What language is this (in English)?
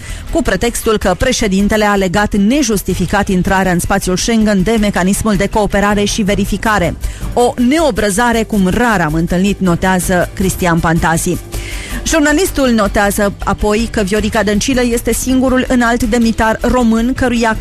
Romanian